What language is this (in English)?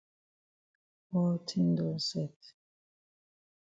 Cameroon Pidgin